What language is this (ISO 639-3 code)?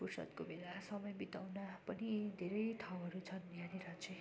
nep